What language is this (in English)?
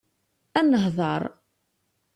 Kabyle